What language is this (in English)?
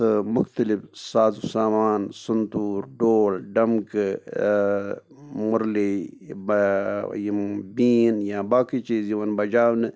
Kashmiri